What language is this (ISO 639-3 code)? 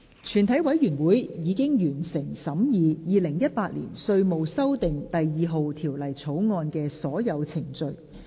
yue